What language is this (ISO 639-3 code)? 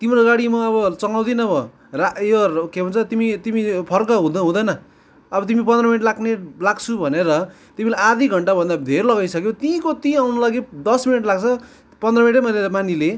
nep